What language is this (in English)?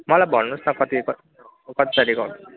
Nepali